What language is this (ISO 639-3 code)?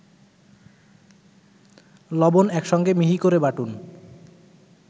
ben